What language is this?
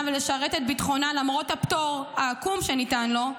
Hebrew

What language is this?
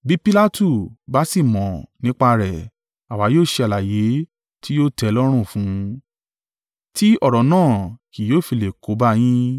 Yoruba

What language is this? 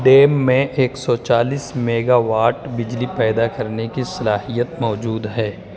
Urdu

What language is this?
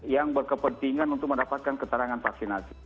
Indonesian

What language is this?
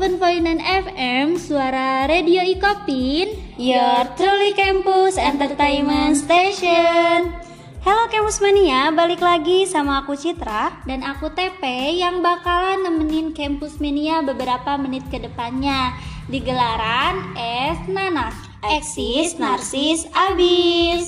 Indonesian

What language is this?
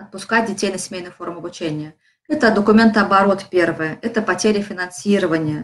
Russian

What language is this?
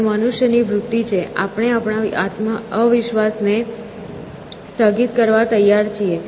Gujarati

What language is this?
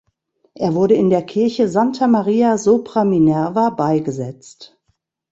German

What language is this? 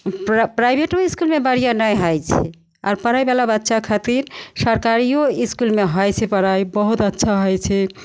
Maithili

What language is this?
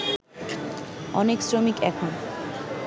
Bangla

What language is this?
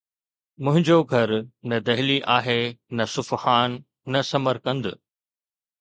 Sindhi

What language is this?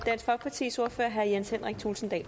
Danish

